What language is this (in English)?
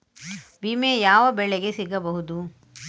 Kannada